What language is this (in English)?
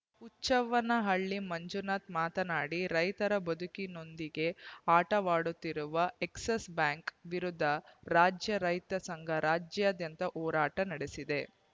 Kannada